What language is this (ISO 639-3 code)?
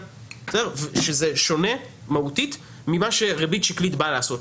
heb